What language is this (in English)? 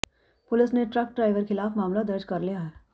Punjabi